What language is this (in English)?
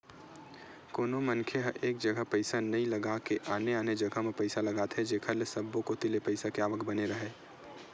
Chhattisgarhi